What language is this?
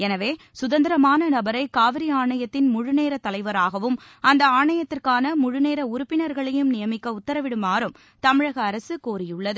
Tamil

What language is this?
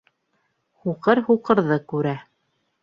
Bashkir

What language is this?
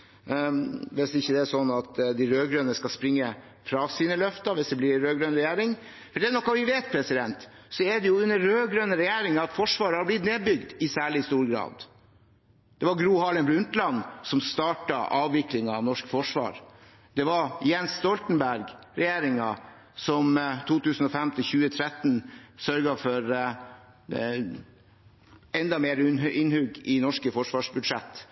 Norwegian Bokmål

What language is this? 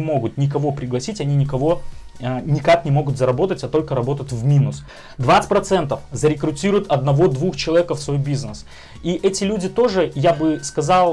Russian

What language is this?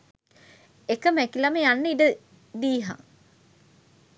Sinhala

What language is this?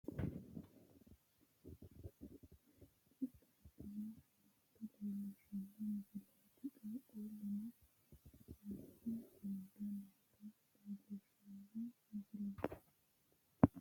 Sidamo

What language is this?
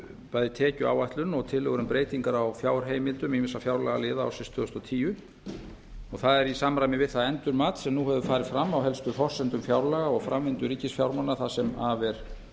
Icelandic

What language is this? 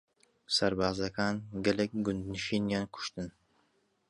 Central Kurdish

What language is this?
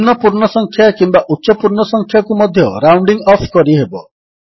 Odia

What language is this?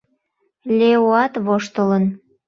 Mari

